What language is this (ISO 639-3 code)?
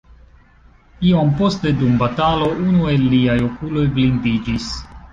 epo